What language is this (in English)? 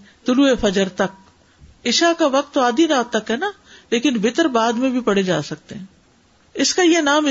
Urdu